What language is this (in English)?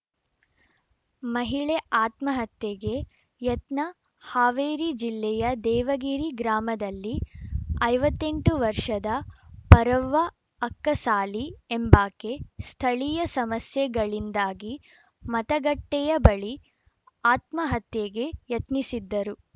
Kannada